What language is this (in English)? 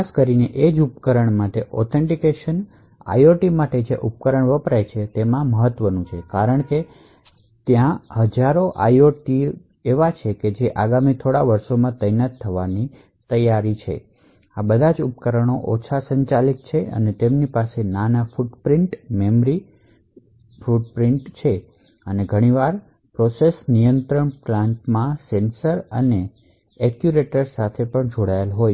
Gujarati